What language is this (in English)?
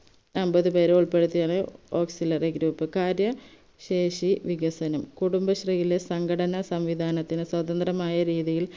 Malayalam